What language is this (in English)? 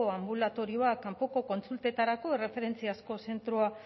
Basque